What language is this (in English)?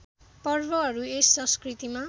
Nepali